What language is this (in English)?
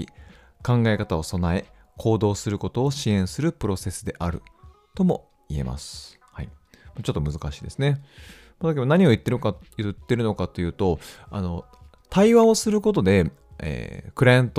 Japanese